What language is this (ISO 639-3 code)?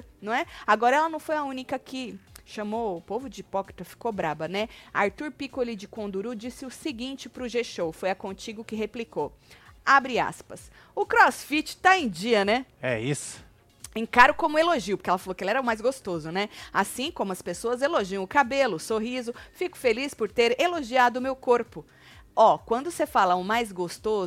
por